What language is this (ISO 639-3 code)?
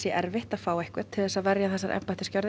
isl